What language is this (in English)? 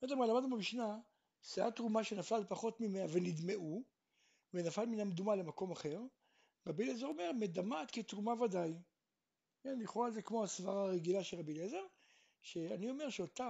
Hebrew